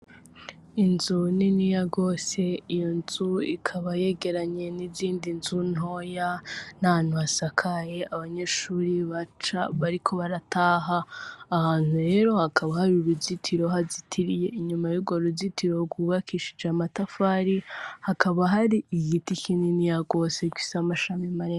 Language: Rundi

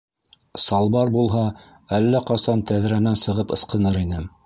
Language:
Bashkir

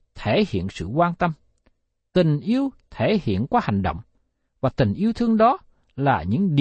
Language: Vietnamese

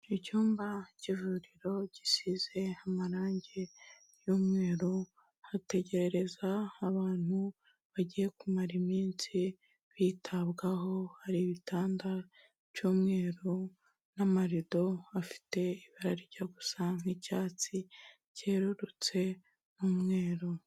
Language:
Kinyarwanda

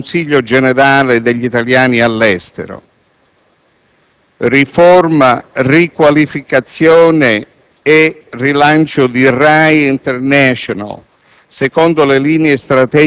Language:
Italian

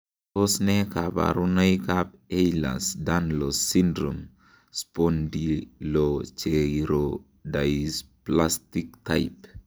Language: Kalenjin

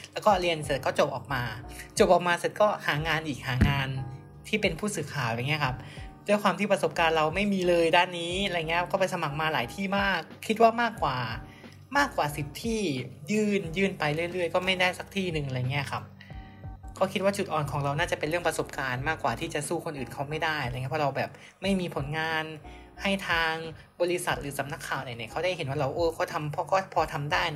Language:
Thai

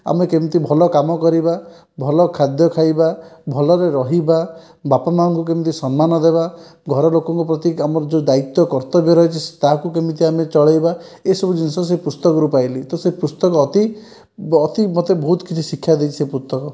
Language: Odia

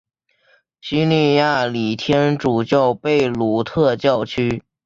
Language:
Chinese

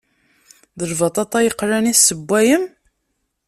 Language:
Kabyle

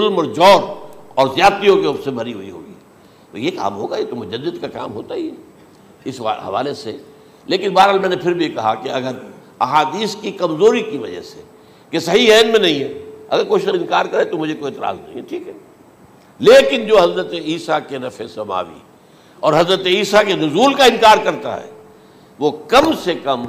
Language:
Urdu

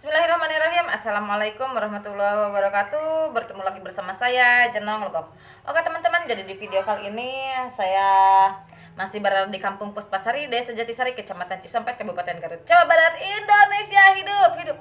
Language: Indonesian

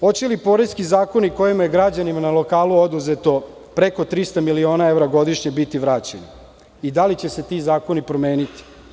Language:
Serbian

